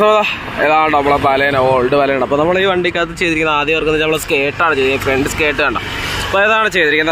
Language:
Romanian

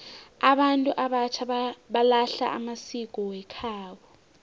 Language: South Ndebele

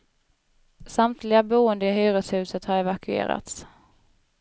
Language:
Swedish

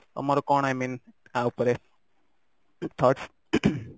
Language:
Odia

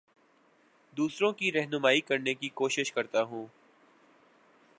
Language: Urdu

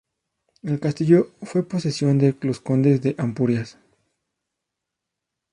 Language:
Spanish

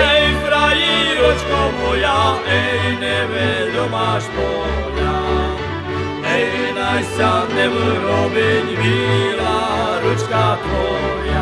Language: Slovak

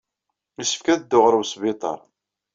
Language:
Kabyle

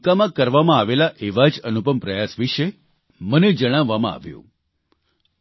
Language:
Gujarati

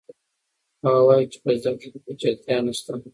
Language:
Pashto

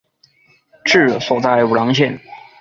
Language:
Chinese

